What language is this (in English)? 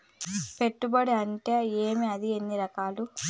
Telugu